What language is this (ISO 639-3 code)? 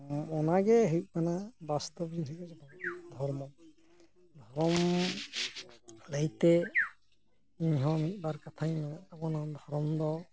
sat